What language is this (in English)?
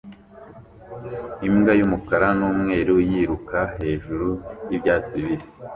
Kinyarwanda